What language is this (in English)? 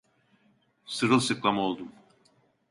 Turkish